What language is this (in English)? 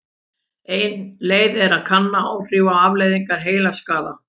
Icelandic